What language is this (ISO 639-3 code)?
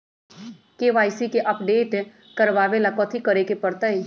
mag